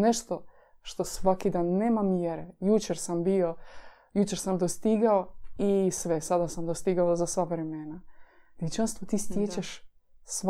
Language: Croatian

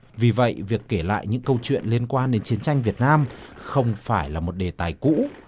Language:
Vietnamese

